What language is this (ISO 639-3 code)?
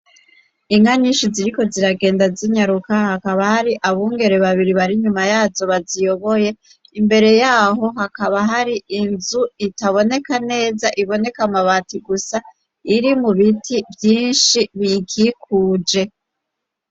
run